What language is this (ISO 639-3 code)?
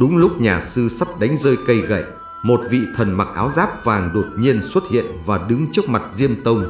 vie